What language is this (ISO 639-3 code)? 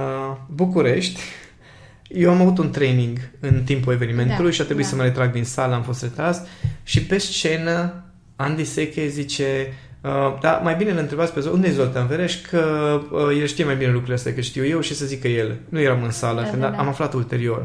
ron